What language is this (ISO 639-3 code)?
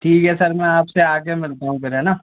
hin